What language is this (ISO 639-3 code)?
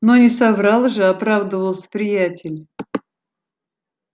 rus